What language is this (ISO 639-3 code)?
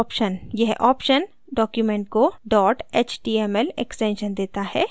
hin